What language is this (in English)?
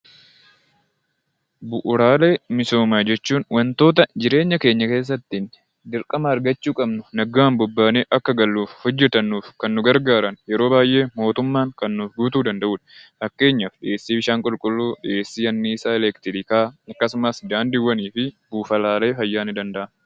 Oromo